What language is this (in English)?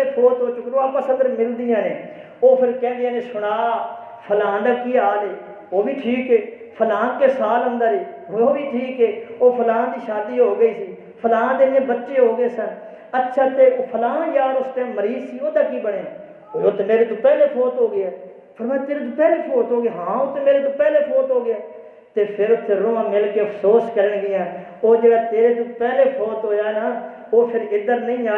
Urdu